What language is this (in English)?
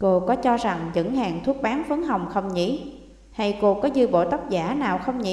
Vietnamese